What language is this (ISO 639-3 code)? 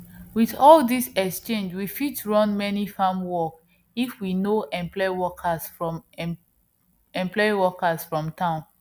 pcm